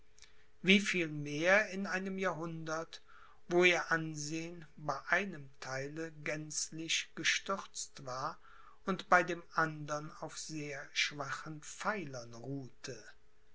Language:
German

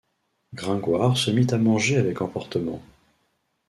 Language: French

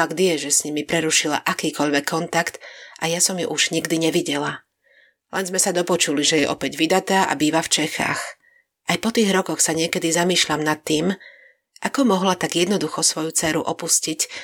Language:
Slovak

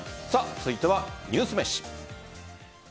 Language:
Japanese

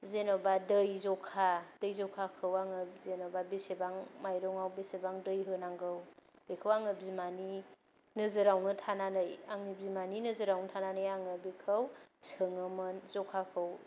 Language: Bodo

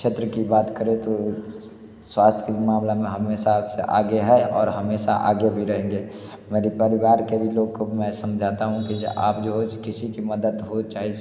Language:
Hindi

